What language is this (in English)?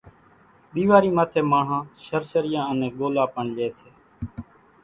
Kachi Koli